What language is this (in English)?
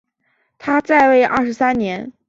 Chinese